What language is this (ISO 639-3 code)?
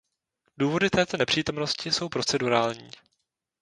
ces